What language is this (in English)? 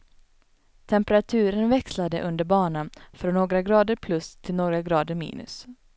Swedish